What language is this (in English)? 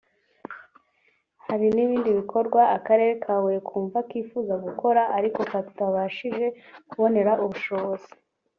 Kinyarwanda